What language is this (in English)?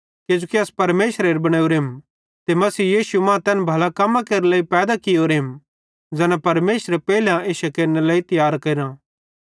Bhadrawahi